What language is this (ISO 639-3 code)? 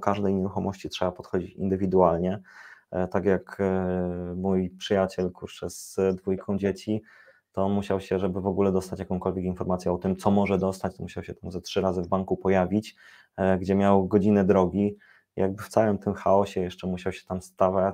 pol